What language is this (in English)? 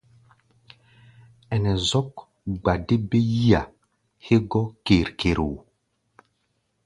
Gbaya